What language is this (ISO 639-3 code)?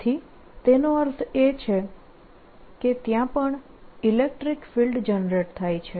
guj